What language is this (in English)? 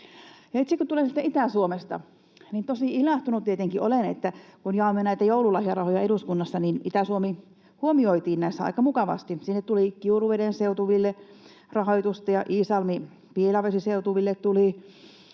Finnish